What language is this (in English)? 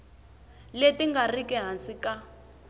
Tsonga